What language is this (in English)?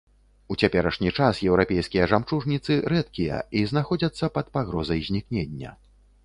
Belarusian